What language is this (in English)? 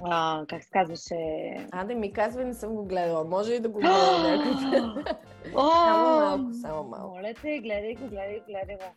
Bulgarian